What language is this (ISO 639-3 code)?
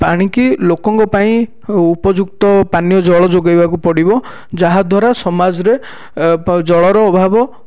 ori